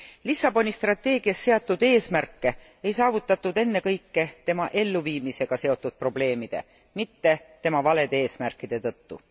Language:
Estonian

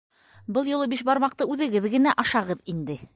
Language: Bashkir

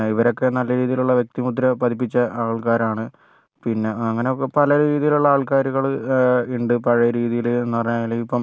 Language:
Malayalam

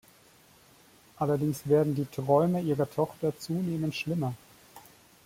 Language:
German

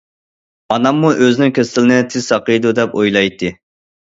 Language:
Uyghur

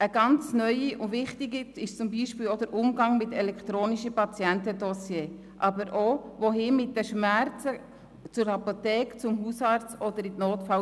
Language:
Swiss German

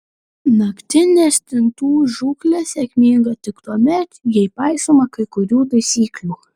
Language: Lithuanian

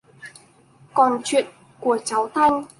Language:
Vietnamese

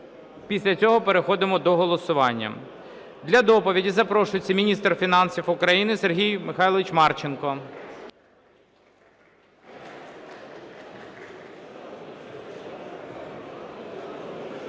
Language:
Ukrainian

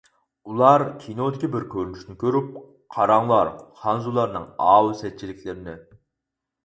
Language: Uyghur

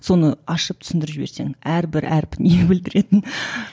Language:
Kazakh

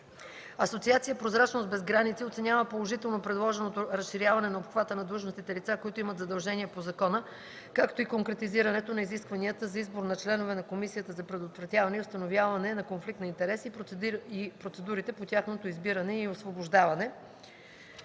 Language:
Bulgarian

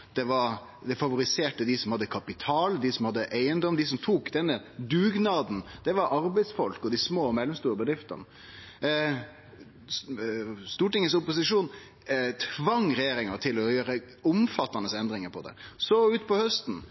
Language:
Norwegian Nynorsk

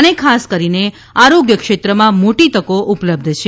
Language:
Gujarati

